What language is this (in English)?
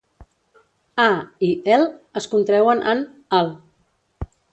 Catalan